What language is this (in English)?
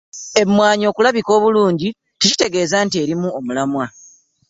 Ganda